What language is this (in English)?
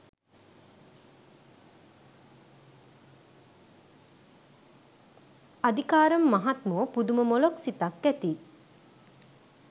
Sinhala